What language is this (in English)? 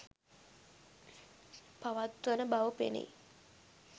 Sinhala